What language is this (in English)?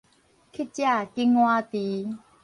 Min Nan Chinese